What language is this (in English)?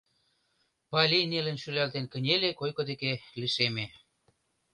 Mari